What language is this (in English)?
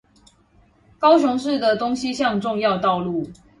Chinese